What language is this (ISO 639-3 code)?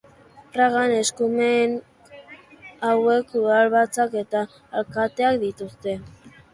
eus